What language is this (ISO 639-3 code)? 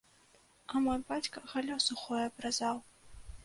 bel